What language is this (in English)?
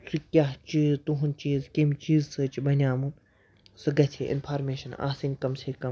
Kashmiri